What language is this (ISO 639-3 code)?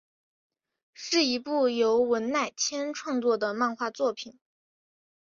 zho